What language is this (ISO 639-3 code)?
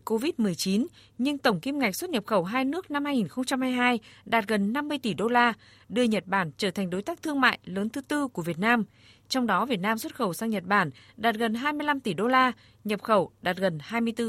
vie